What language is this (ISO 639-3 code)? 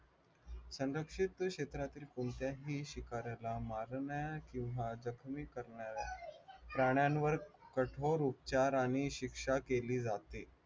mar